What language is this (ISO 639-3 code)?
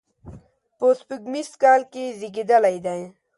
pus